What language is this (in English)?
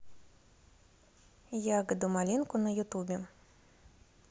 Russian